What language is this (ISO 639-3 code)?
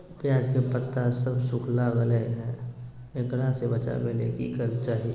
mag